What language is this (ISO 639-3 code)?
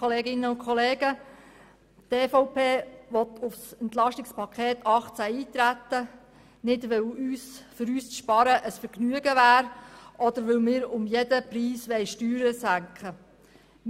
gsw